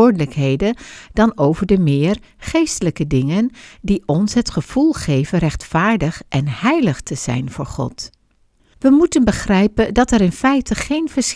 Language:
Dutch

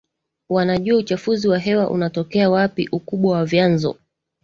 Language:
Swahili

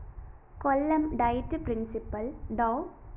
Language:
Malayalam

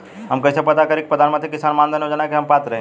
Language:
Bhojpuri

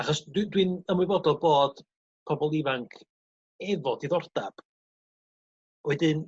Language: Welsh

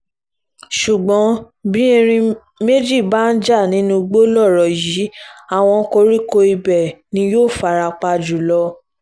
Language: Yoruba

